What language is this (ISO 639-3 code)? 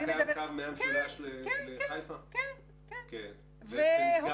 heb